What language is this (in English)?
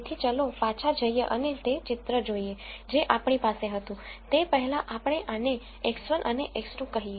Gujarati